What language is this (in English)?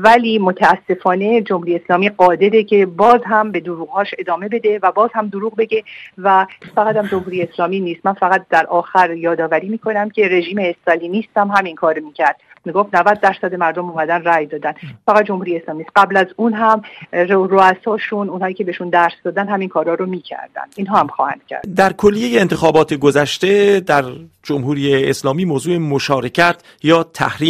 Persian